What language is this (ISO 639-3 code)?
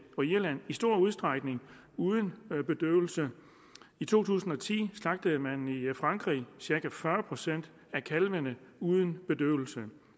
dan